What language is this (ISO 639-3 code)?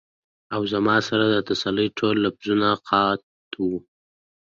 pus